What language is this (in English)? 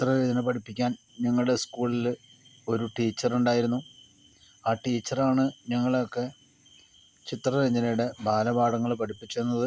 Malayalam